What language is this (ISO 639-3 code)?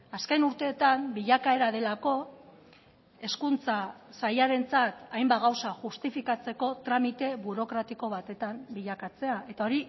eus